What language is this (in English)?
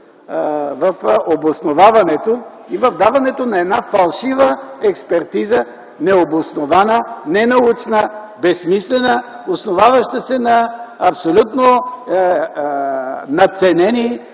Bulgarian